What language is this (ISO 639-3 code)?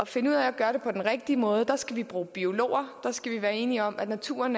dan